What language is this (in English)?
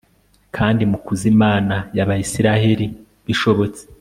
Kinyarwanda